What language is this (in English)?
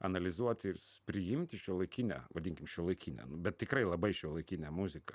Lithuanian